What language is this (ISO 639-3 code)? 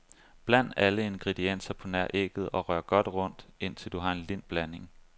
dan